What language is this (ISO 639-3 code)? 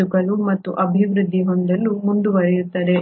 kan